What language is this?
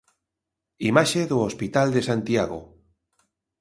Galician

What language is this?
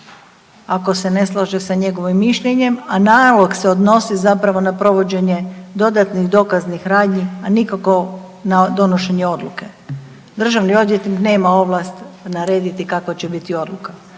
Croatian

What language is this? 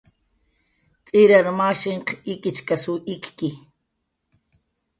Jaqaru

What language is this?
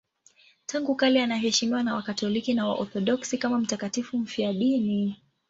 Swahili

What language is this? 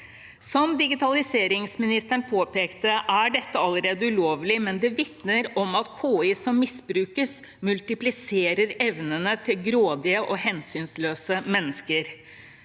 Norwegian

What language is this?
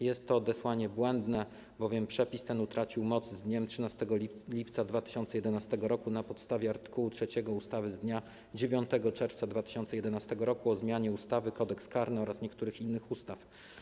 Polish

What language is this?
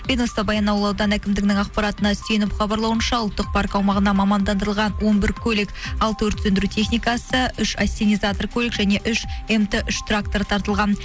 Kazakh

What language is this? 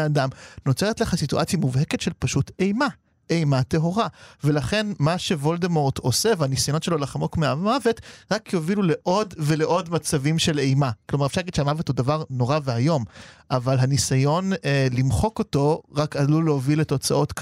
Hebrew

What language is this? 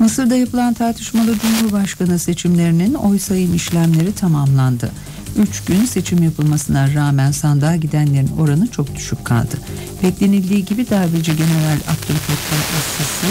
Turkish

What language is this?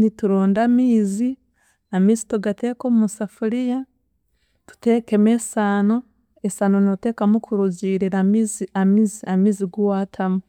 Chiga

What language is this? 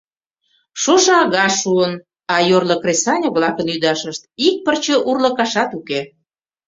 Mari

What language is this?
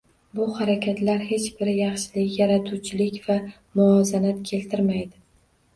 Uzbek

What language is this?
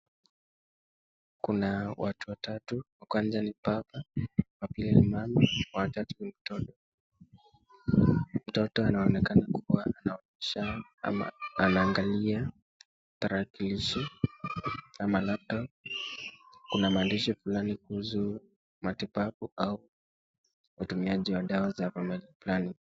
Swahili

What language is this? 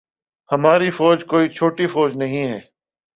Urdu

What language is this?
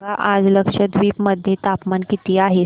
Marathi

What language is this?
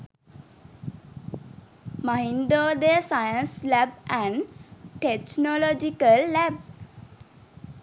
Sinhala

